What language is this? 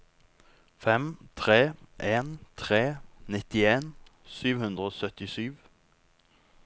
Norwegian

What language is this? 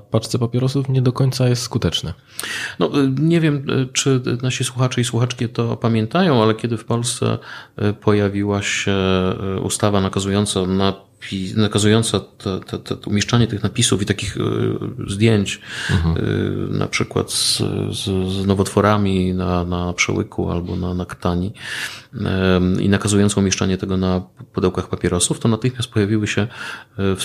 Polish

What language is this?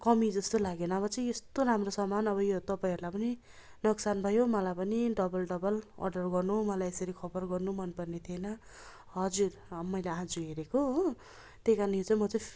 Nepali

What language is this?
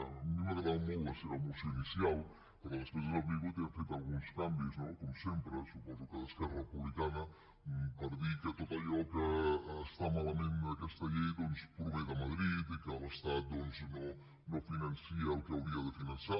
Catalan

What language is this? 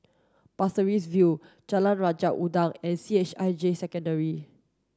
English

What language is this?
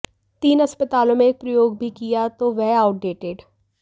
Hindi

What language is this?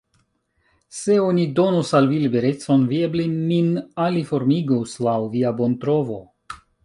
Esperanto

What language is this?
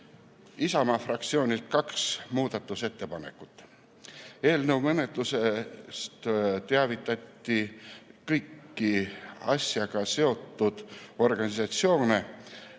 Estonian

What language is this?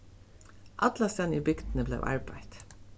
Faroese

